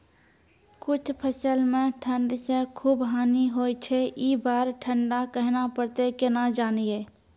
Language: Maithili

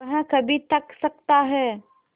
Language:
Hindi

